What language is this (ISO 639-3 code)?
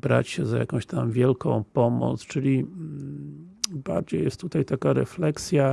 pol